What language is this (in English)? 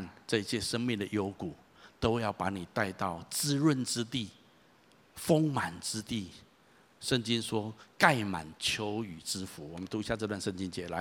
Chinese